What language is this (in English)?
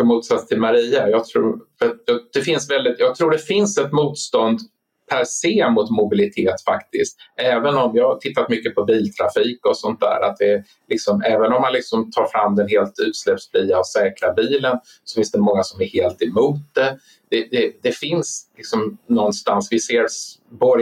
Swedish